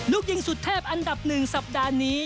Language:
Thai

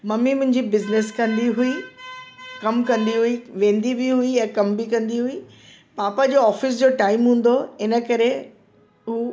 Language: Sindhi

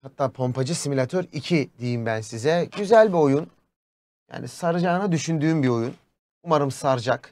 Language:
Turkish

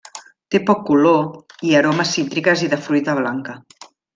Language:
Catalan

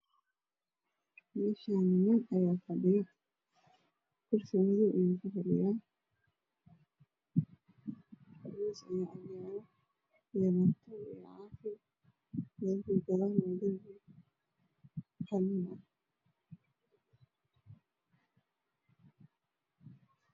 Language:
Somali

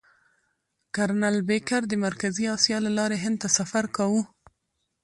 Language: Pashto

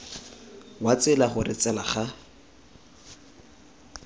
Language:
Tswana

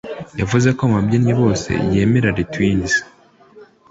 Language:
Kinyarwanda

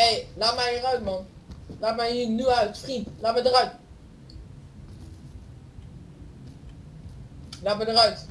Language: Dutch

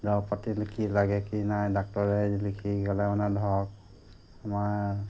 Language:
Assamese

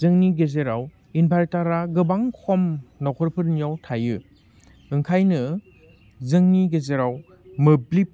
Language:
Bodo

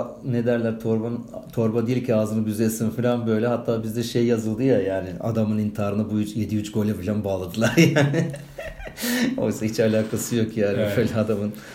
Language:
Turkish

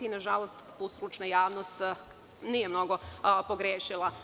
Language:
Serbian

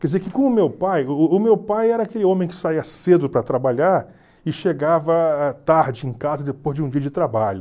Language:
Portuguese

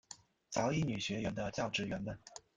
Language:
Chinese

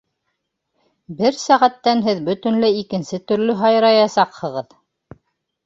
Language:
Bashkir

